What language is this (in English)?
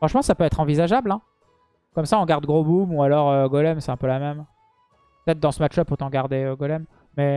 French